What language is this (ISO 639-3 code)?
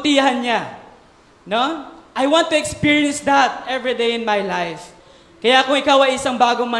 fil